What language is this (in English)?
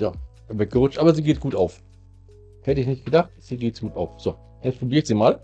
German